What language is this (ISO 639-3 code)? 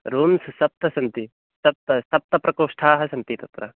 san